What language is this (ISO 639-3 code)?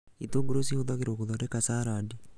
kik